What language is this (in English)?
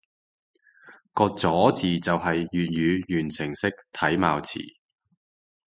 Cantonese